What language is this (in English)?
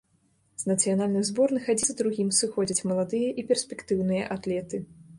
Belarusian